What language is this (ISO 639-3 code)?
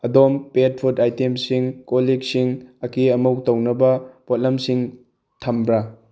mni